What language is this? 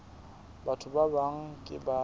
Southern Sotho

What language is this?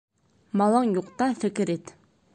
Bashkir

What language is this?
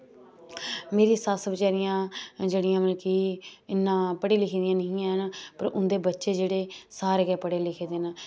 Dogri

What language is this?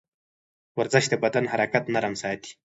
Pashto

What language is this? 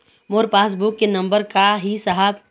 Chhattisgarhi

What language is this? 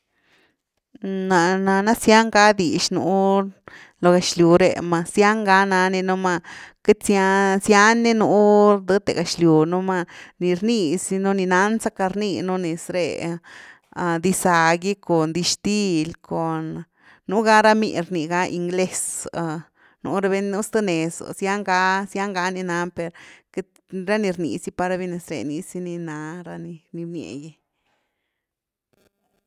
Güilá Zapotec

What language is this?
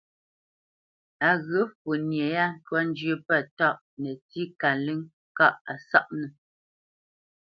Bamenyam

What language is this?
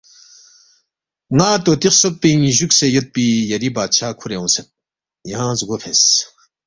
Balti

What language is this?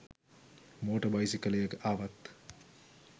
Sinhala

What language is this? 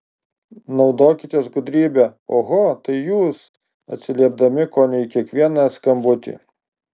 Lithuanian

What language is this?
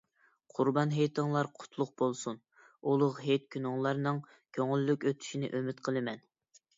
Uyghur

